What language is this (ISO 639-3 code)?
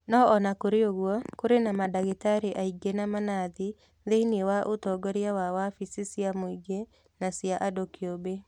kik